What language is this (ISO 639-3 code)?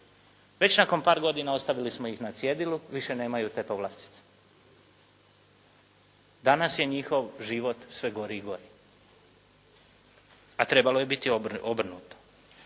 hrv